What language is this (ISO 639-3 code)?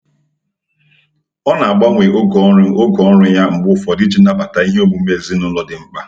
ibo